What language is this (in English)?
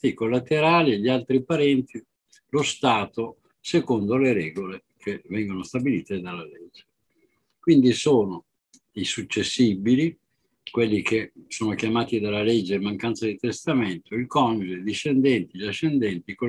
Italian